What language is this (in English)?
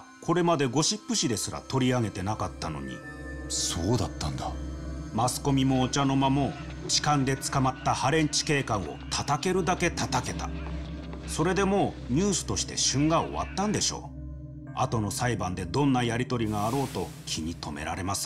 Japanese